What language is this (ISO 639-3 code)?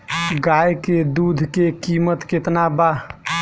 bho